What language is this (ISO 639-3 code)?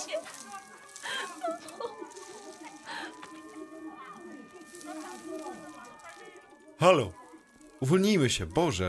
pol